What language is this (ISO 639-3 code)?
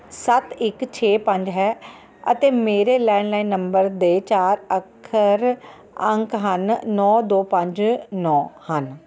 pan